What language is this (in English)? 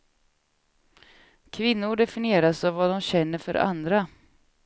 Swedish